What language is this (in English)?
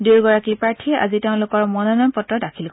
Assamese